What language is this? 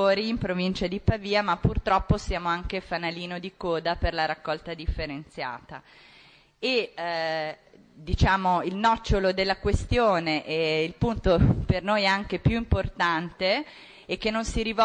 Italian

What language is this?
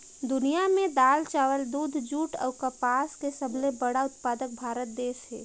Chhattisgarhi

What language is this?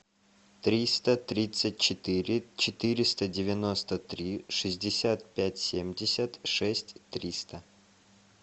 Russian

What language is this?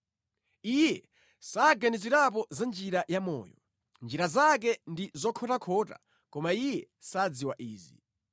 Nyanja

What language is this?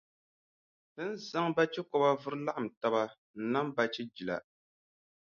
Dagbani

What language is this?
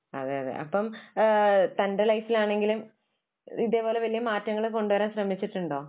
Malayalam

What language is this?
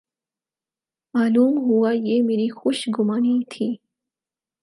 Urdu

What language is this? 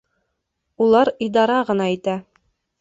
Bashkir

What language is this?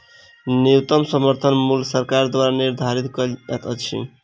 Maithili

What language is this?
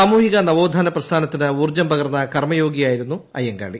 Malayalam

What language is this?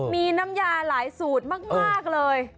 Thai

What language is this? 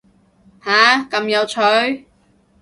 Cantonese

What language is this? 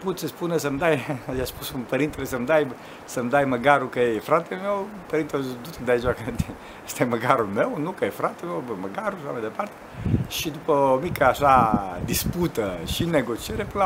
Romanian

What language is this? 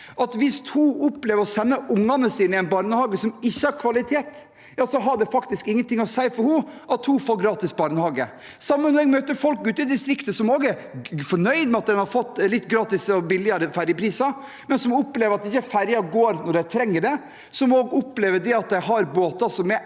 Norwegian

